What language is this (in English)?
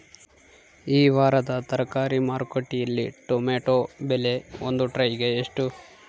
Kannada